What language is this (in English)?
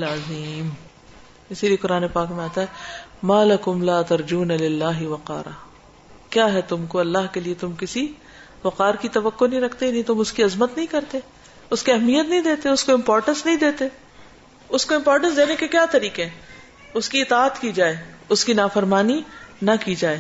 Urdu